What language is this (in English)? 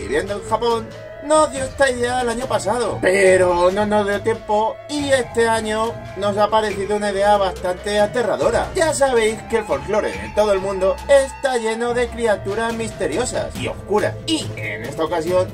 Spanish